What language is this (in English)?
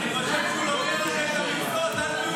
Hebrew